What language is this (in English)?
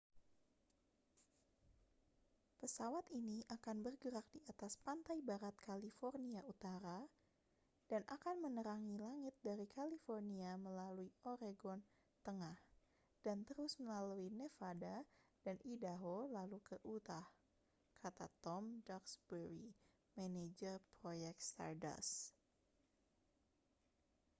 Indonesian